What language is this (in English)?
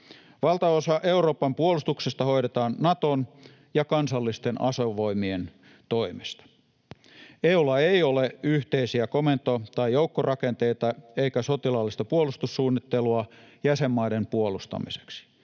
Finnish